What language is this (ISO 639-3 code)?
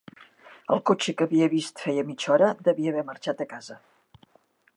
cat